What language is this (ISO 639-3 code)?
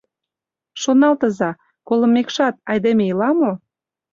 chm